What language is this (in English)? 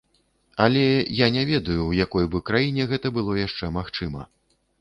Belarusian